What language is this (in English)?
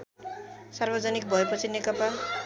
Nepali